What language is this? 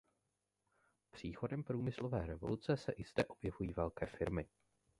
Czech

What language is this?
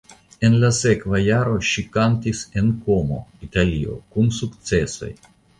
Esperanto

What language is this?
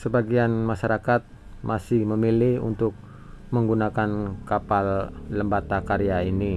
Indonesian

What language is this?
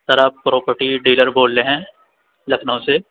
Urdu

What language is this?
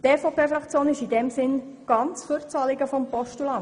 Swiss German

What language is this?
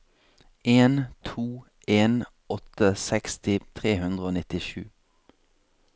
Norwegian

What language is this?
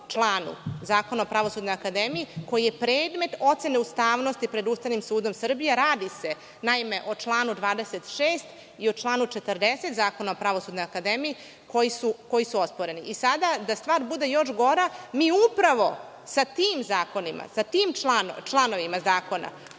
Serbian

